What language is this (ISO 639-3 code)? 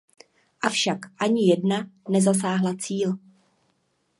ces